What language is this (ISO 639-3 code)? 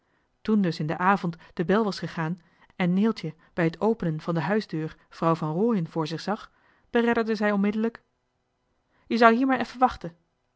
nld